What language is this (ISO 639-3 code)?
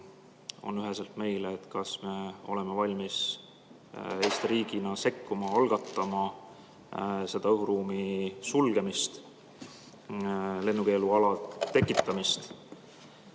est